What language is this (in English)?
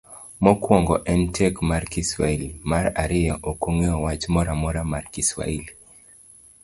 Luo (Kenya and Tanzania)